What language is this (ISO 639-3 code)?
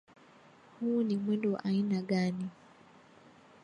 swa